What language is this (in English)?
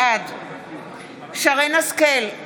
Hebrew